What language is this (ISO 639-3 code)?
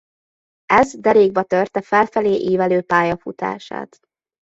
hun